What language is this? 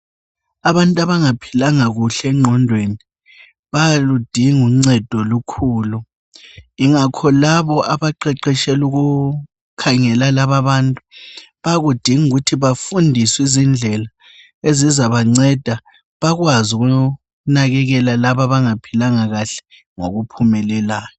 North Ndebele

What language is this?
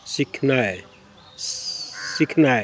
Maithili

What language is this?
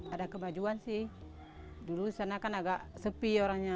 Indonesian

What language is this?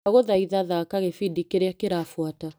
Kikuyu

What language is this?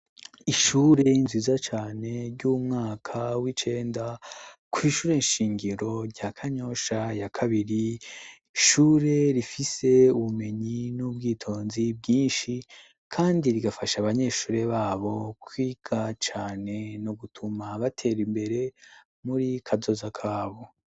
Rundi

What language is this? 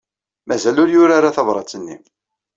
Kabyle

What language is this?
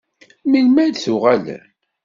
Kabyle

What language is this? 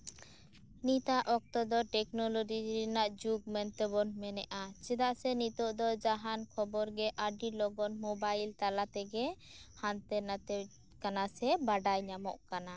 Santali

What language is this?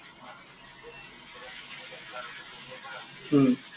Assamese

